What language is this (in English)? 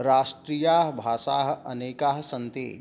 Sanskrit